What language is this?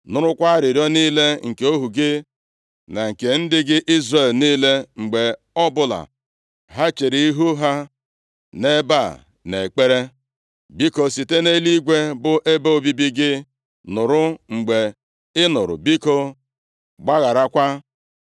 Igbo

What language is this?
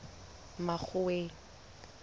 Southern Sotho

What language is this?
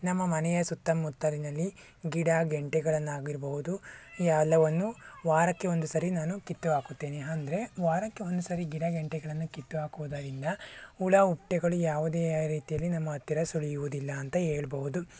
Kannada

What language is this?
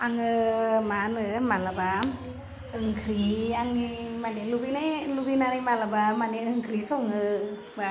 Bodo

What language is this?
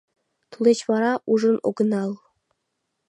Mari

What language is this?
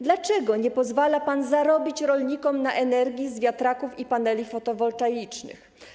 Polish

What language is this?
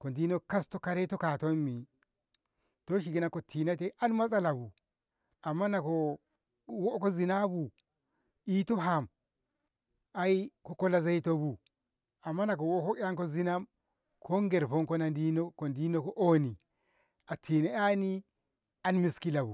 Ngamo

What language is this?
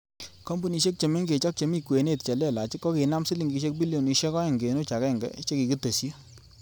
Kalenjin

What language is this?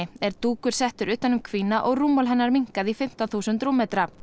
Icelandic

